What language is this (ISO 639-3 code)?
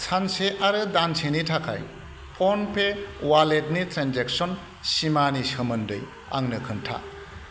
brx